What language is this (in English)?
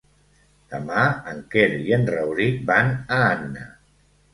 Catalan